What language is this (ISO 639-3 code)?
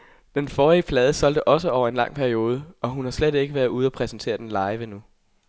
dan